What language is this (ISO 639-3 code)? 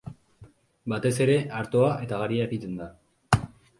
eus